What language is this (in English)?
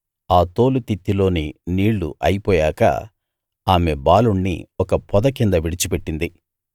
Telugu